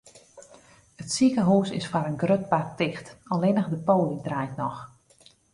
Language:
Western Frisian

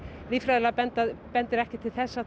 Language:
Icelandic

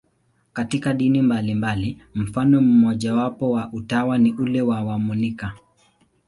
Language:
Swahili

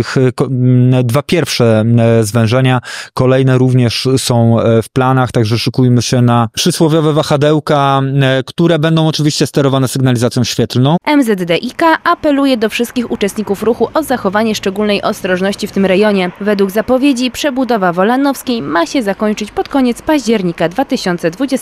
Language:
Polish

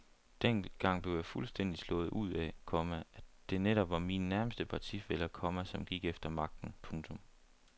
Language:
Danish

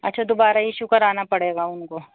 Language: Urdu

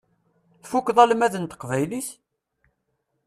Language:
Kabyle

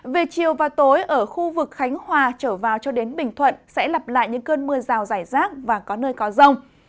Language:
Vietnamese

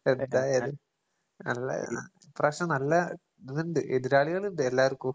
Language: Malayalam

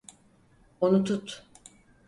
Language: Turkish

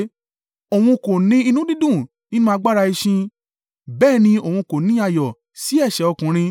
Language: Yoruba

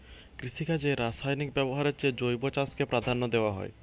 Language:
Bangla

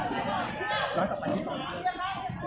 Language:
Thai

